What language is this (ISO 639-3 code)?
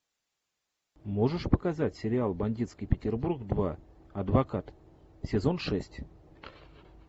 rus